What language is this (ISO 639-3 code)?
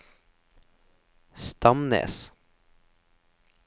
nor